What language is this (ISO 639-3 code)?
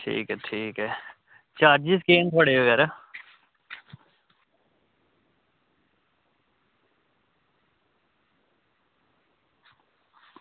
doi